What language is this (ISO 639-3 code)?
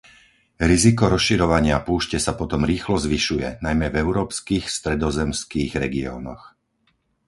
slk